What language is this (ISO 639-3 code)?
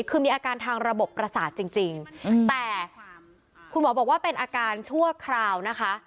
tha